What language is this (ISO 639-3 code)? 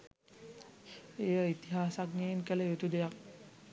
sin